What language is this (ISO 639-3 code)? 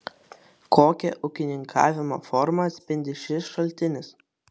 lit